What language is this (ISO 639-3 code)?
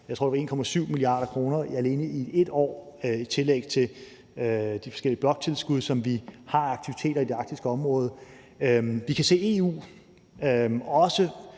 dan